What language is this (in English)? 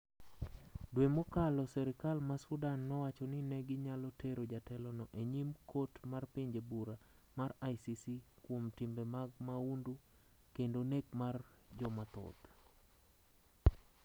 Luo (Kenya and Tanzania)